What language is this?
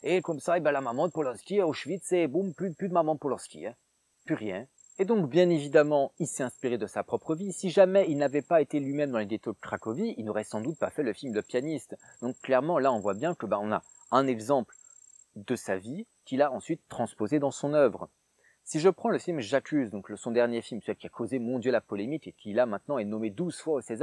French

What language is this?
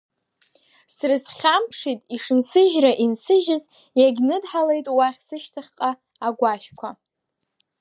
Abkhazian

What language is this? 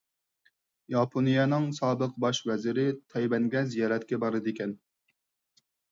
Uyghur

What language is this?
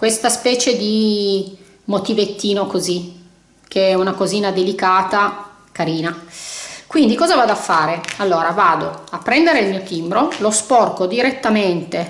Italian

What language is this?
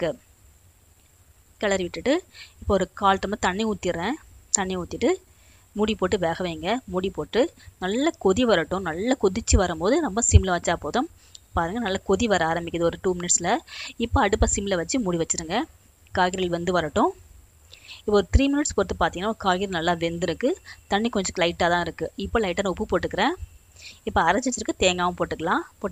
Tamil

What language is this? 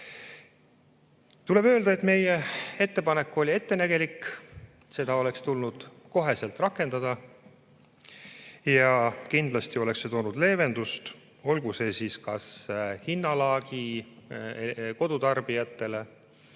Estonian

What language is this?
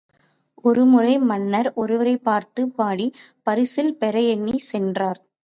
Tamil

